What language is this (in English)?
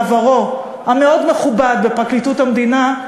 Hebrew